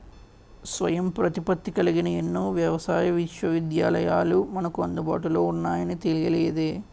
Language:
Telugu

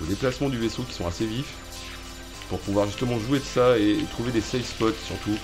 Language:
French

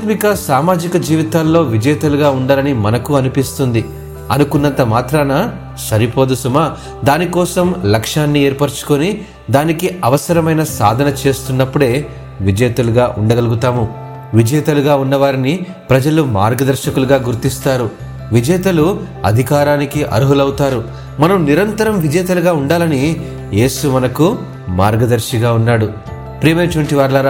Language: Telugu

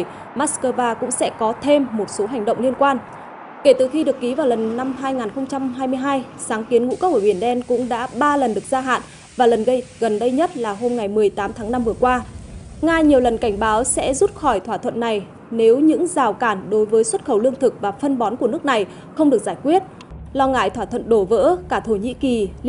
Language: Vietnamese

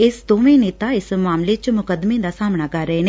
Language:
Punjabi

